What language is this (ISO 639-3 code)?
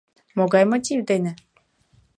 chm